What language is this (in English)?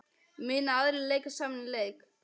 Icelandic